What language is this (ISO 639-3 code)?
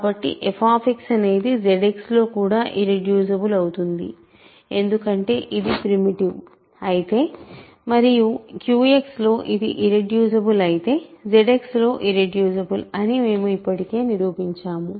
tel